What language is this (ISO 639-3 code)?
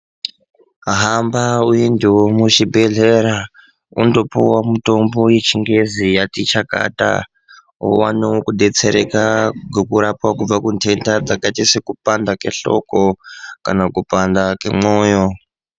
ndc